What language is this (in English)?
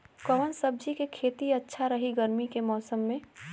Bhojpuri